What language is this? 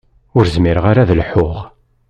Kabyle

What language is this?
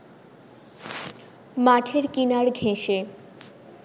Bangla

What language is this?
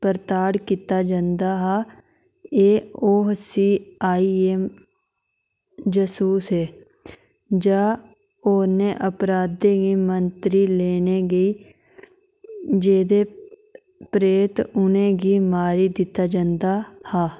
Dogri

